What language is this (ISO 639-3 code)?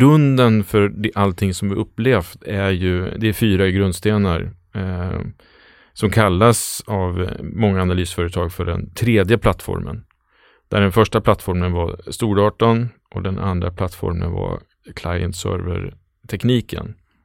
swe